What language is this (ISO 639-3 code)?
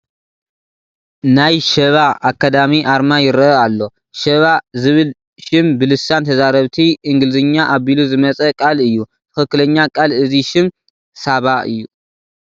tir